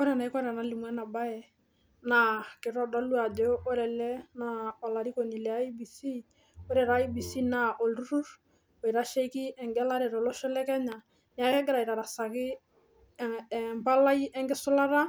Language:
Masai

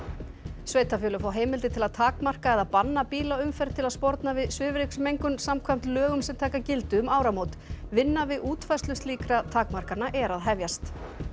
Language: Icelandic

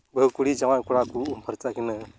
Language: Santali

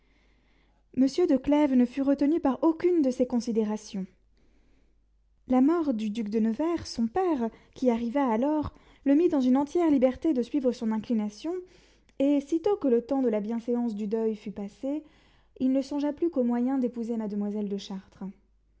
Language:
French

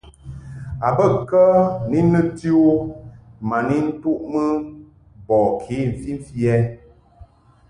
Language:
Mungaka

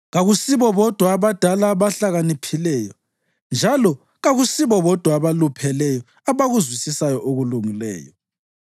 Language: North Ndebele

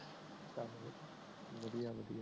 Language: Punjabi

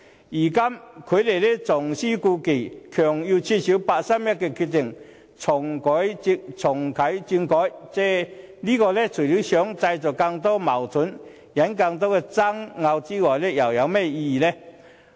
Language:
Cantonese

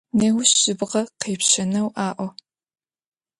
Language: Adyghe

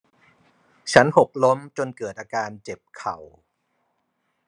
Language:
Thai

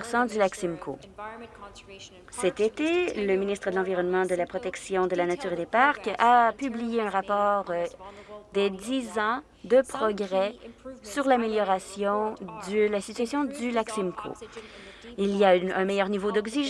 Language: French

